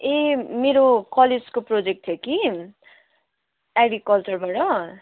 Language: Nepali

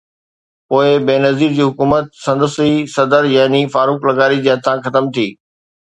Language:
Sindhi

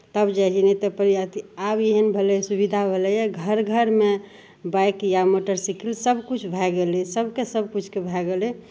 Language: Maithili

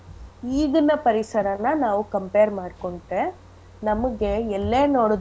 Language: Kannada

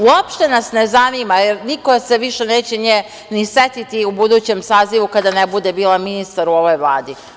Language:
Serbian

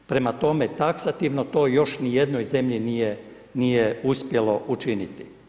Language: Croatian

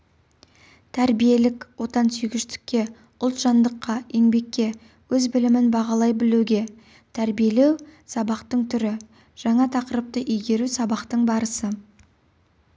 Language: Kazakh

